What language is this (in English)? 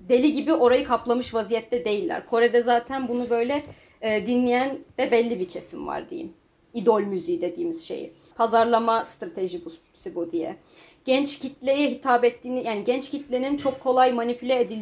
Turkish